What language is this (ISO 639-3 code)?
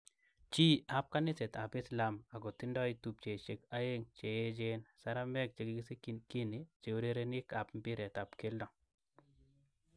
kln